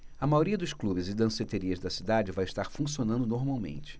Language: Portuguese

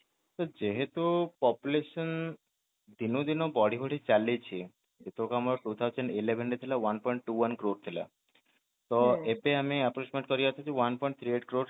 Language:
Odia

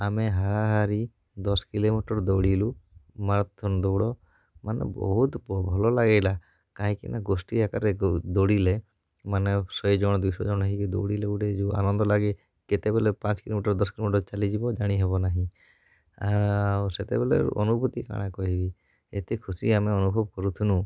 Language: Odia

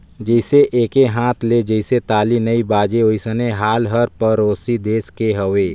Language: Chhattisgarhi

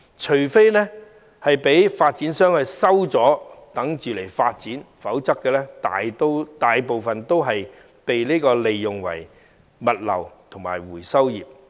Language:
Cantonese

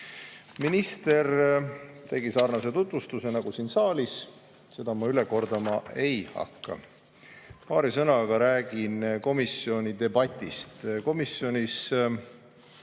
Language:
Estonian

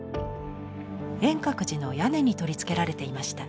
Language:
Japanese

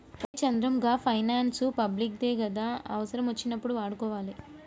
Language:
Telugu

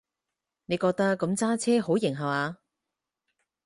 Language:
Cantonese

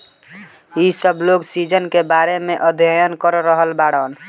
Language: Bhojpuri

